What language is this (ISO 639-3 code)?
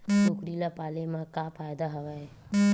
hne